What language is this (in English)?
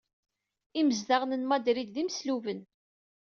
Kabyle